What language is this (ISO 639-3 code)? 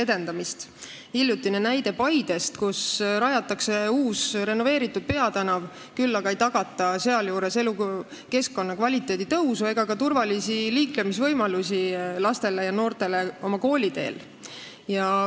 est